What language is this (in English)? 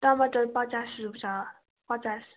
Nepali